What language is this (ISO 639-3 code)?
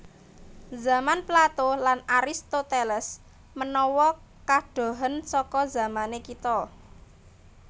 jav